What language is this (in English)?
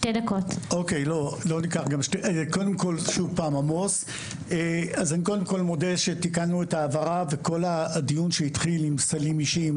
Hebrew